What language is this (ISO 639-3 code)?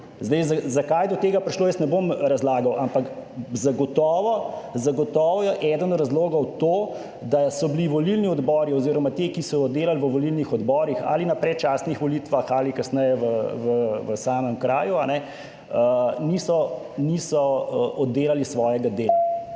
slv